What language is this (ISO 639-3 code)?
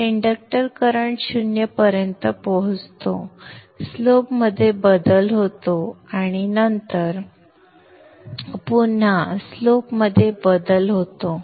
mar